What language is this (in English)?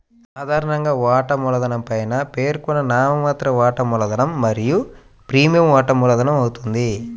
Telugu